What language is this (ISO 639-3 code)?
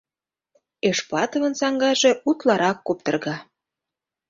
chm